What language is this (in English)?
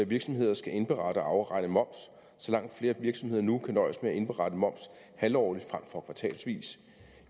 Danish